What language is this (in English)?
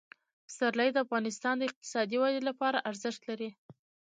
Pashto